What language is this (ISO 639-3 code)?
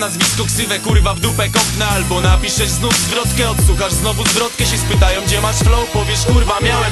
pol